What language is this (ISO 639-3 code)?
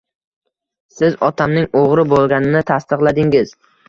uzb